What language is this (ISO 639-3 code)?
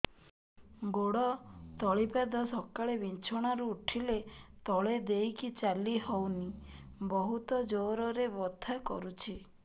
ori